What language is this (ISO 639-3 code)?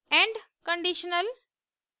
hin